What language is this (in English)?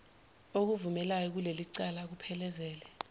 Zulu